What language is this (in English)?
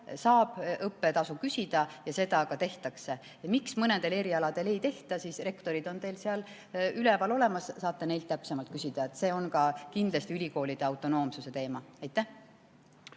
Estonian